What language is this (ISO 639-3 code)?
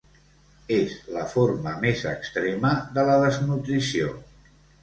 cat